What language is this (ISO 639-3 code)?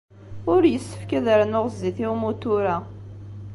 kab